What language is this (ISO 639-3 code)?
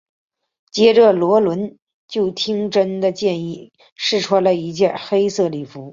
zho